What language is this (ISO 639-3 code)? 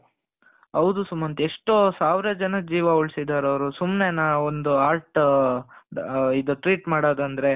kan